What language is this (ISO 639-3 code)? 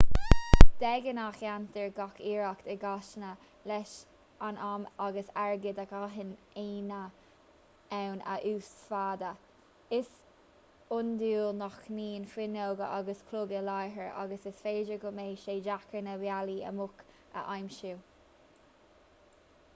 gle